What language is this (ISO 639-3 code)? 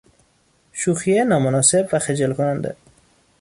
fas